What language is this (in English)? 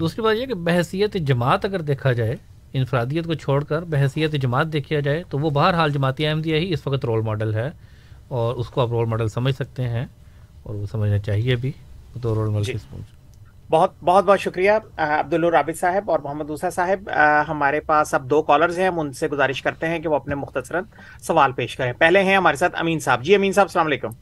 Urdu